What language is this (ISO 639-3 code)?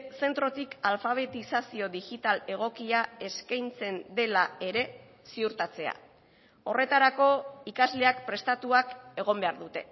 eus